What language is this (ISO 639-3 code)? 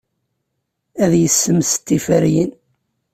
kab